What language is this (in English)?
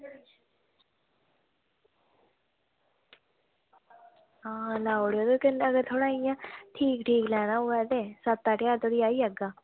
Dogri